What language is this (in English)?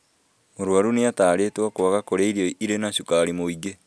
Kikuyu